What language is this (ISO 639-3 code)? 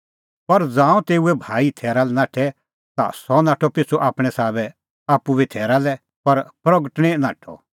kfx